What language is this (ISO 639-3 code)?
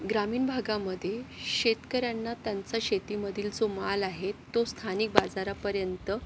mar